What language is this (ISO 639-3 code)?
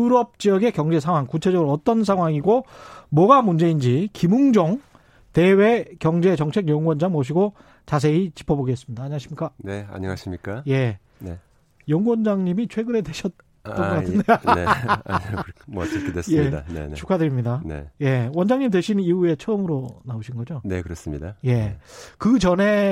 kor